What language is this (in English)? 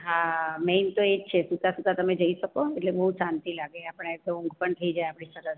Gujarati